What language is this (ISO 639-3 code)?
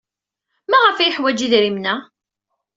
kab